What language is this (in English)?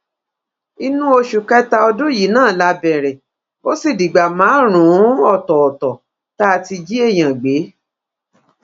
Yoruba